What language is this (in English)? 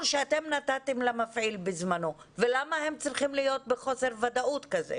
Hebrew